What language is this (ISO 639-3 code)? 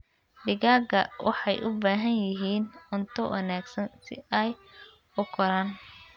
som